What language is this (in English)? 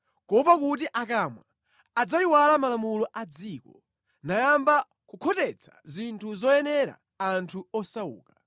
Nyanja